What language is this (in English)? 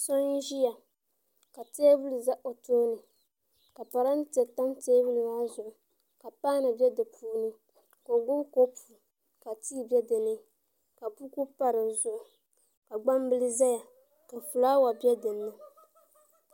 Dagbani